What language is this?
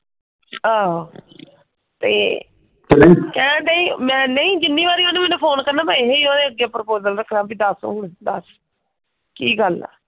Punjabi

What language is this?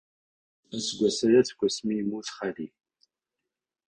Kabyle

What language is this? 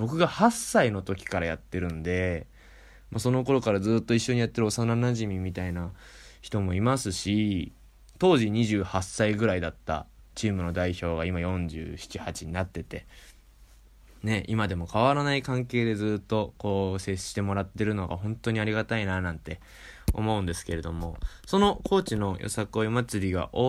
Japanese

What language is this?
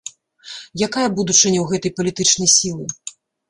Belarusian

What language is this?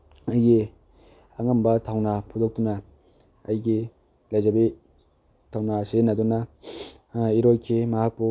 Manipuri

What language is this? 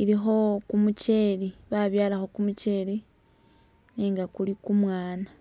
Masaaba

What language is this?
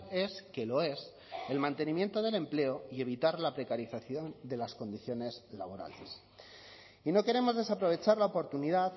Spanish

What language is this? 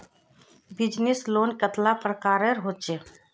Magahi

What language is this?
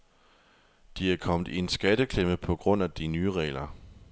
Danish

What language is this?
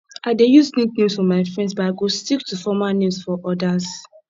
Nigerian Pidgin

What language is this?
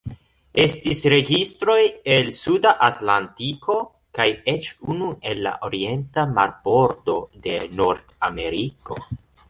Esperanto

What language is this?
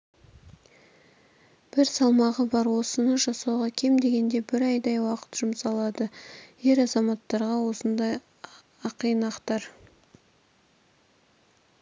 Kazakh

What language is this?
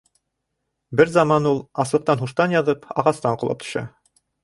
Bashkir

